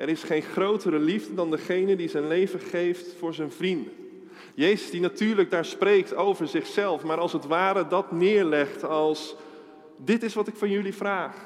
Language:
Dutch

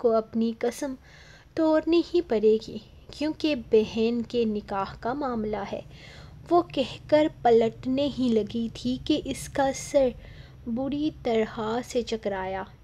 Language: Hindi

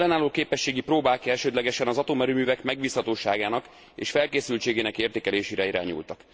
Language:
Hungarian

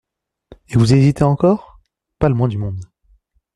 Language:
French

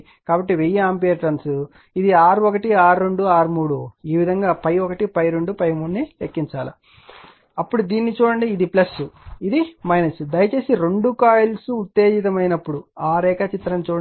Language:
Telugu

